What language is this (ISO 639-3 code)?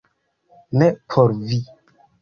epo